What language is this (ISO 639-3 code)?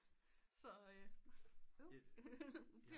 dan